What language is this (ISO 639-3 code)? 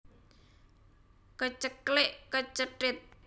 jav